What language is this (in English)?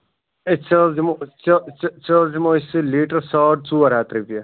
Kashmiri